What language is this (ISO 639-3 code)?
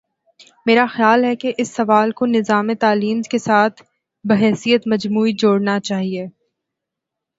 urd